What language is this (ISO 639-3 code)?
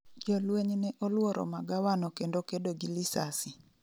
luo